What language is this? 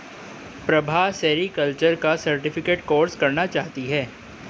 Hindi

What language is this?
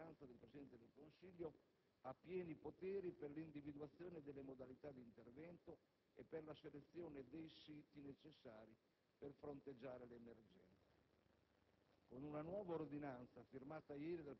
Italian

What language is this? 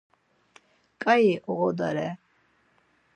Laz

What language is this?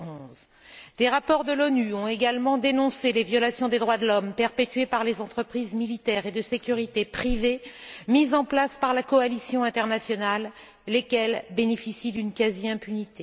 French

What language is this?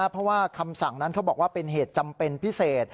Thai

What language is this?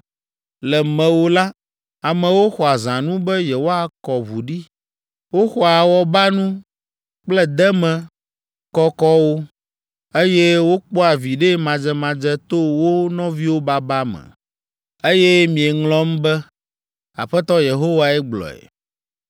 Ewe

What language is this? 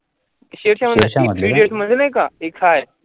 Marathi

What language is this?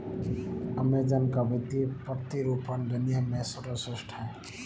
Hindi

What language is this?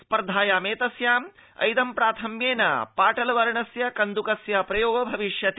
Sanskrit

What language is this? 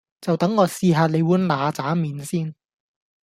Cantonese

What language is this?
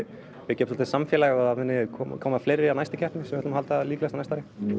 Icelandic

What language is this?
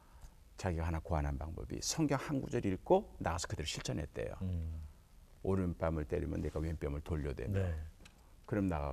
Korean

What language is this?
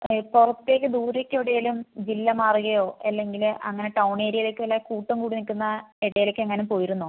Malayalam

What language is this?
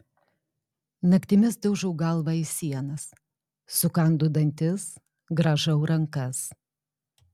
Lithuanian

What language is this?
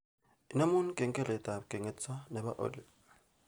Kalenjin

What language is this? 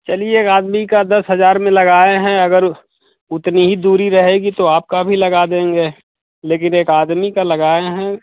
Hindi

